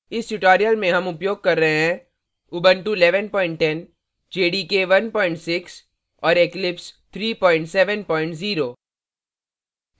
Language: Hindi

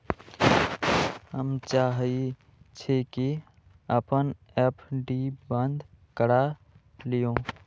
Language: Magahi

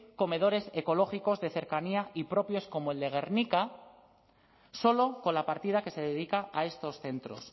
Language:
Spanish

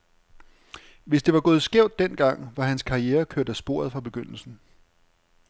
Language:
Danish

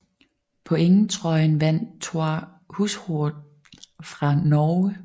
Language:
Danish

